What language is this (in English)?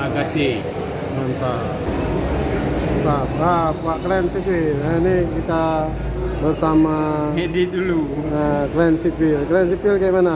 Indonesian